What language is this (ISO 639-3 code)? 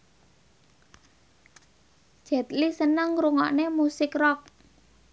jav